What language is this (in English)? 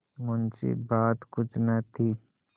Hindi